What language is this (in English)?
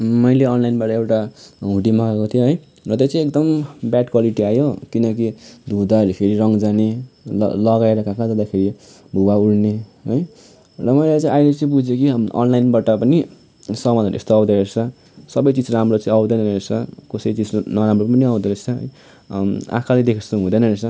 Nepali